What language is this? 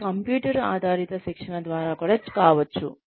Telugu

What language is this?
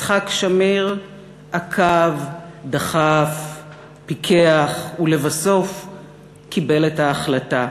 Hebrew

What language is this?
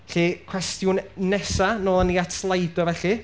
Welsh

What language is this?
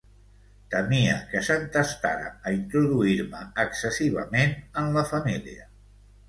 Catalan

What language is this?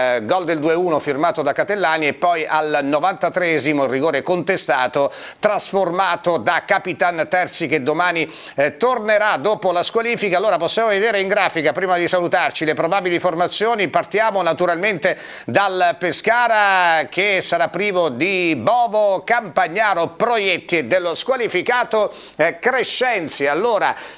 Italian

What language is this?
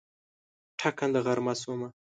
Pashto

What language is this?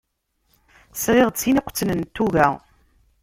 Kabyle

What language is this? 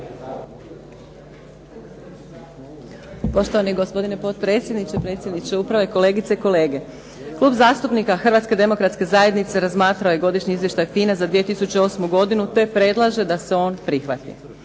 Croatian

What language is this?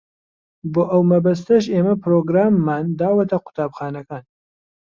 Central Kurdish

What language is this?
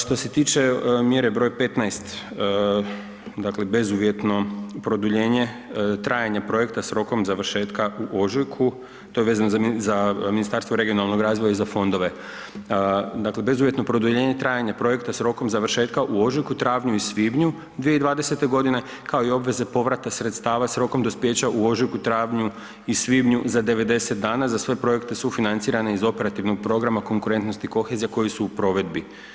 Croatian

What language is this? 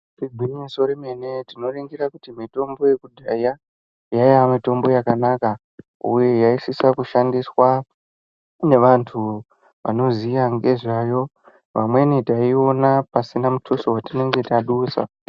Ndau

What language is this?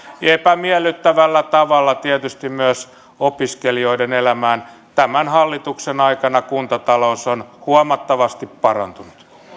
Finnish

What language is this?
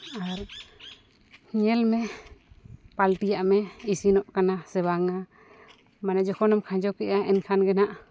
Santali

